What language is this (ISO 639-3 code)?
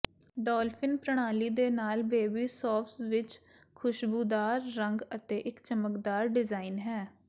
pan